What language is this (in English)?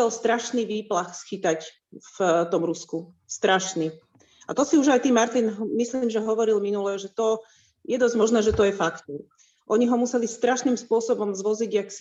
Slovak